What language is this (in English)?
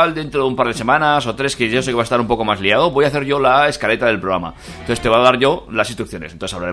Spanish